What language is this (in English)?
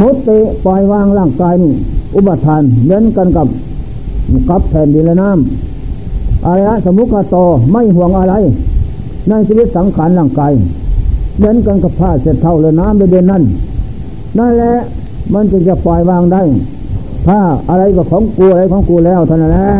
Thai